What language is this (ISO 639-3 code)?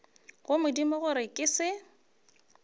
nso